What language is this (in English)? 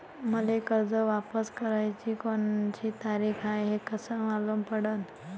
Marathi